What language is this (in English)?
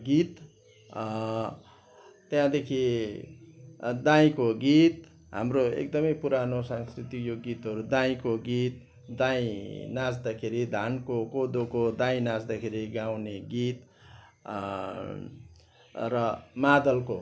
Nepali